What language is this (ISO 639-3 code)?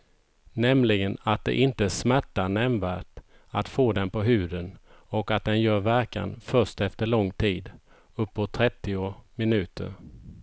swe